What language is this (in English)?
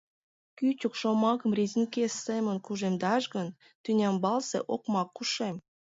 Mari